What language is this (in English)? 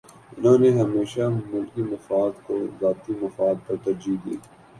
Urdu